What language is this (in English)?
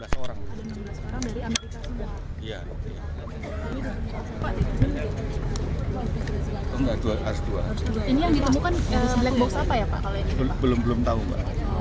Indonesian